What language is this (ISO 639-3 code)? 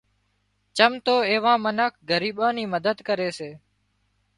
kxp